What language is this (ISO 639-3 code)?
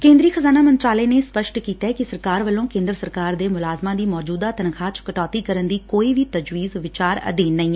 pan